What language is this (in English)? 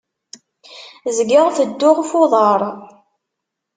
Kabyle